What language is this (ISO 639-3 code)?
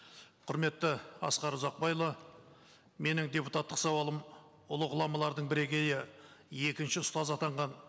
kaz